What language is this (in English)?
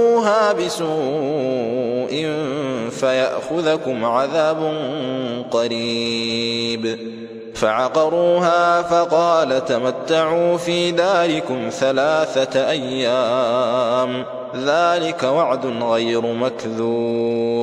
Arabic